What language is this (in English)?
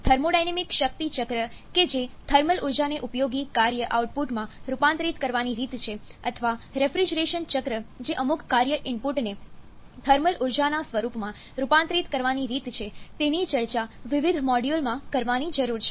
Gujarati